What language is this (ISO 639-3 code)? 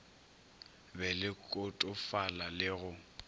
nso